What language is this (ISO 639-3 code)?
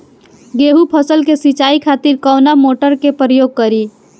bho